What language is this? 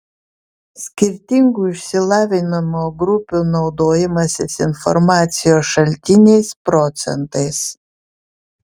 Lithuanian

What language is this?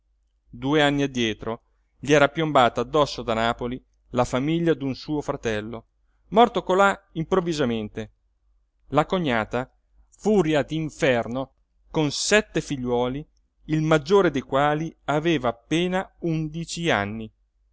Italian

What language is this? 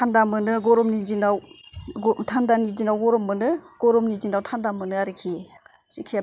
Bodo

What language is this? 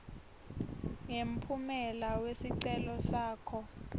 Swati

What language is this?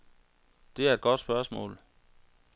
Danish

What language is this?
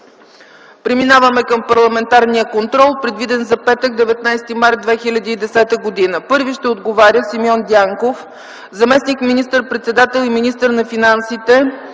Bulgarian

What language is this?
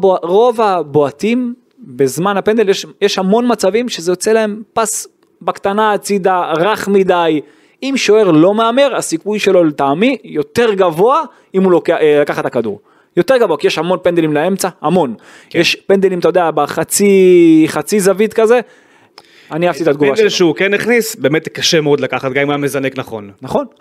Hebrew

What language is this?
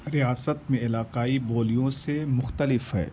Urdu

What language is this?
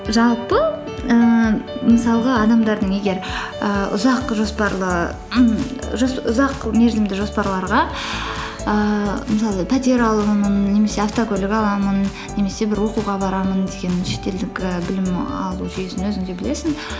Kazakh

